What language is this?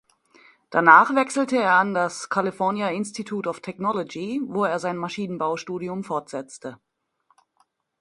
German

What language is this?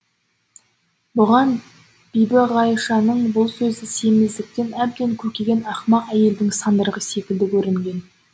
Kazakh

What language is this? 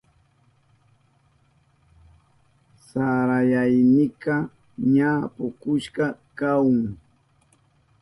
Southern Pastaza Quechua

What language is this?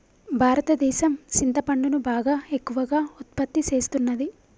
Telugu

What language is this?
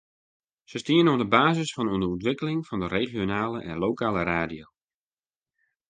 Western Frisian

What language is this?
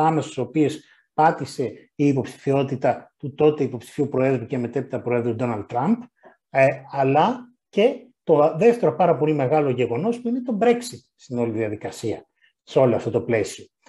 Greek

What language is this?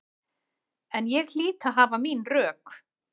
Icelandic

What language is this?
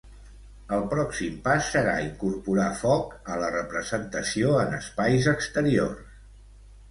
Catalan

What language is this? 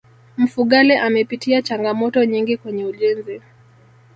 Swahili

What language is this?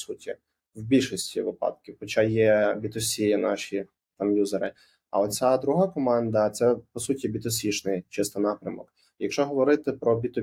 Ukrainian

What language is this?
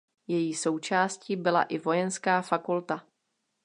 Czech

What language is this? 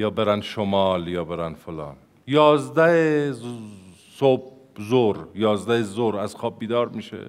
Persian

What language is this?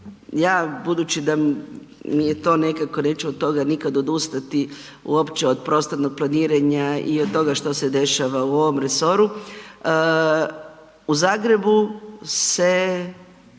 Croatian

